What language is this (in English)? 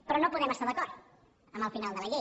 Catalan